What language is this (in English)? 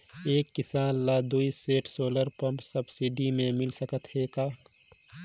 Chhattisgarhi